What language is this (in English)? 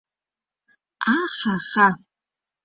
Mari